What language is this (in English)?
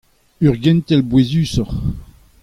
Breton